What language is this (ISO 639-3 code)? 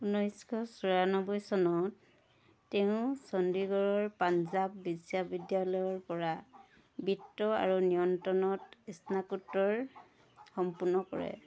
asm